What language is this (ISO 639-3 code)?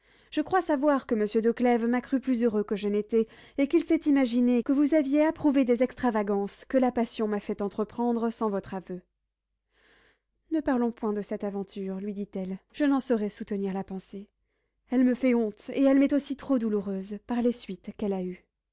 fra